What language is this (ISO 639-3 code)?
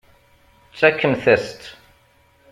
kab